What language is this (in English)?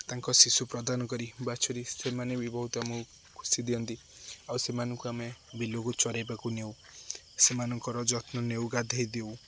Odia